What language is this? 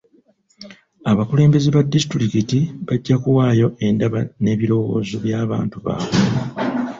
Ganda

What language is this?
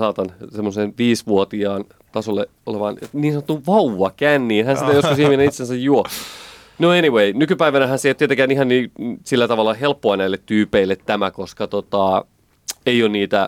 Finnish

